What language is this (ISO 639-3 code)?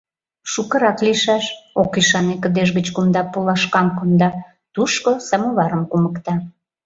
chm